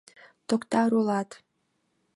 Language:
Mari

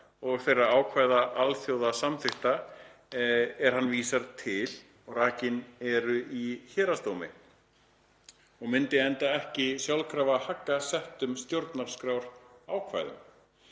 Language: Icelandic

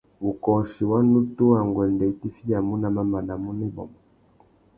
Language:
Tuki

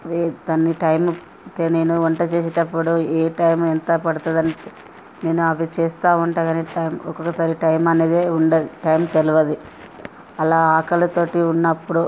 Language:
Telugu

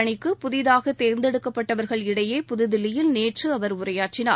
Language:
Tamil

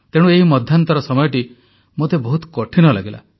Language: Odia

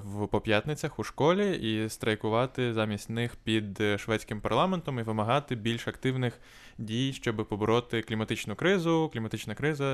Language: Ukrainian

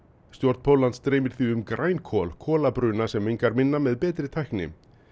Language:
Icelandic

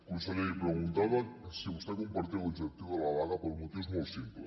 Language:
Catalan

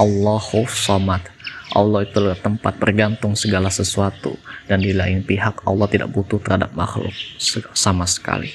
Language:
Indonesian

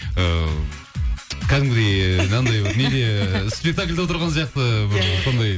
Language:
Kazakh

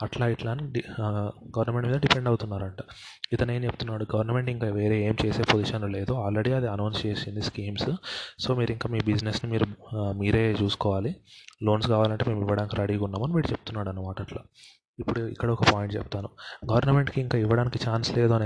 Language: Telugu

